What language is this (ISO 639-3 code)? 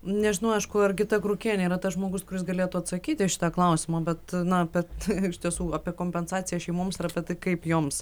lit